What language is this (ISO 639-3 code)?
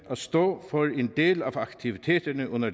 dan